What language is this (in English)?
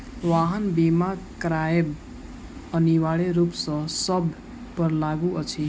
Maithili